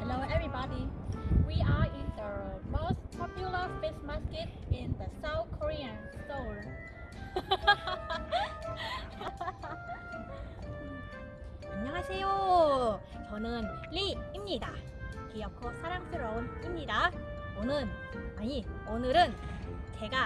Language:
Korean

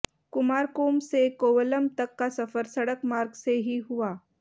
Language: Hindi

